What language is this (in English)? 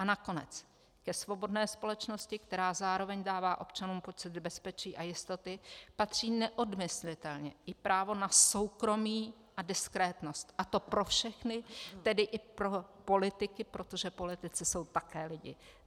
Czech